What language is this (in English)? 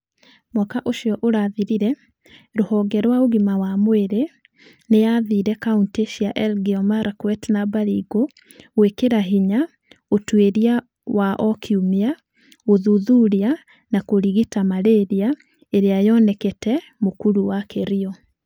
Kikuyu